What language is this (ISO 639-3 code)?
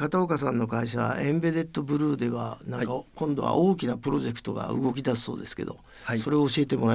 jpn